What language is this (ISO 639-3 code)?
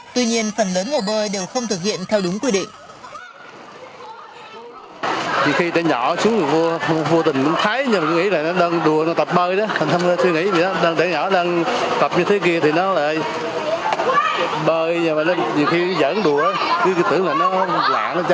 vie